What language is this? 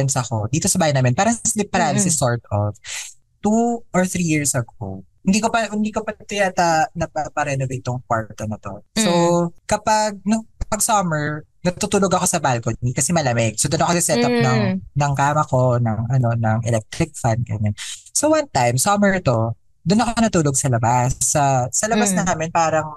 Filipino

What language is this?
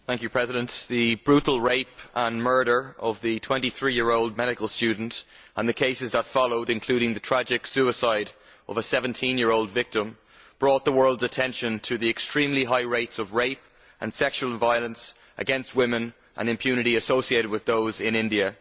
English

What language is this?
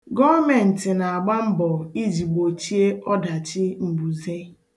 Igbo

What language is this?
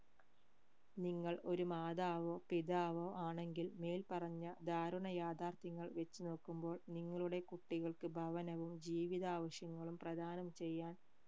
Malayalam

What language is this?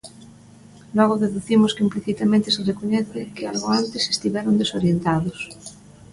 Galician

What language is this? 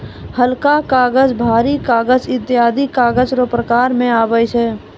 Maithili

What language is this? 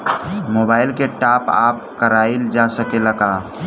Bhojpuri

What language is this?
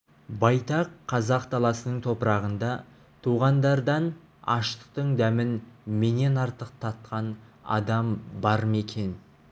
Kazakh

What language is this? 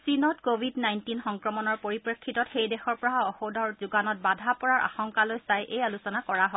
Assamese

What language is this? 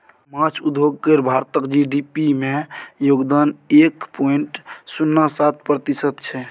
Maithili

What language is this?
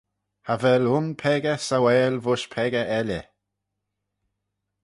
Manx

